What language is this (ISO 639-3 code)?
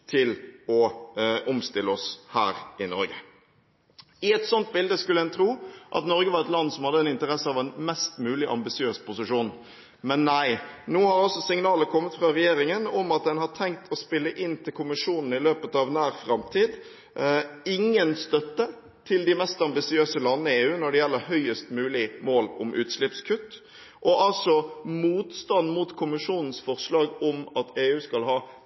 nob